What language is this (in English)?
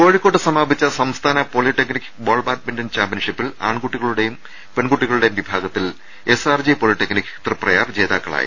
Malayalam